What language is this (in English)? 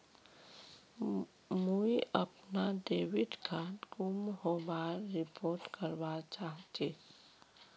Magahi